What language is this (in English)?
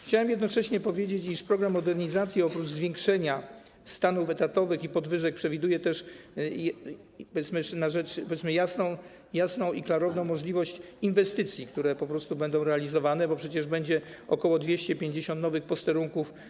Polish